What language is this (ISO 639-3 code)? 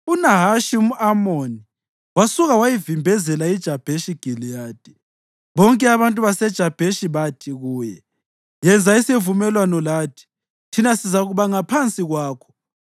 nde